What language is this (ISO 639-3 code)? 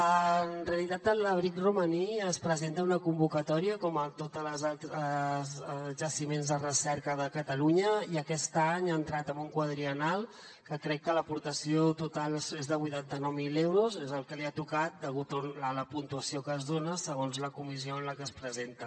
cat